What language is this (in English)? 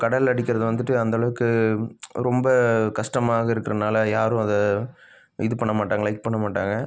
Tamil